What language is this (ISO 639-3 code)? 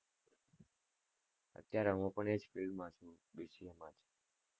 guj